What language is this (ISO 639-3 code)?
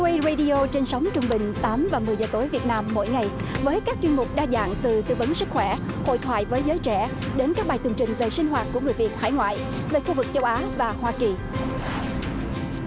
vie